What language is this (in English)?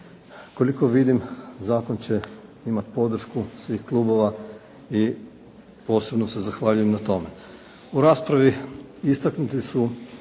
Croatian